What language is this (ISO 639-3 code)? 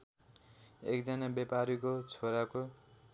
nep